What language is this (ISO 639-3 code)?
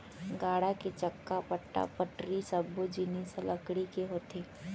hne